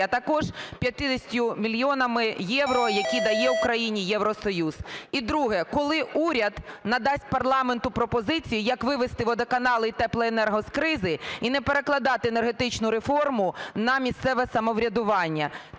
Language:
Ukrainian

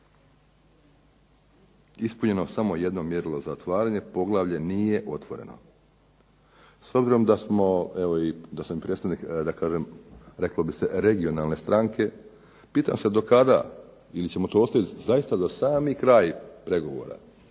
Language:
Croatian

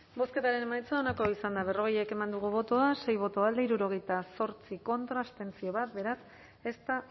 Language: Basque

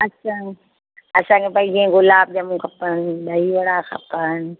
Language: Sindhi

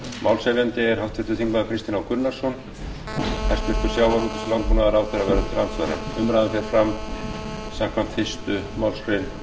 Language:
Icelandic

